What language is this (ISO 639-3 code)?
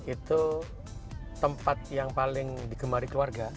ind